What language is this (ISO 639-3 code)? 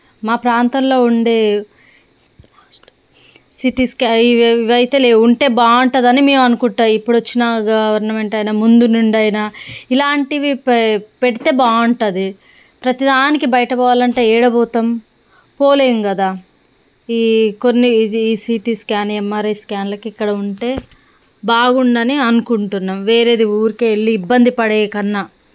tel